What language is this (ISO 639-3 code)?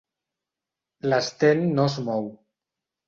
cat